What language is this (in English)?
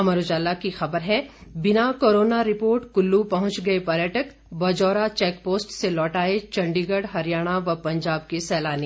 Hindi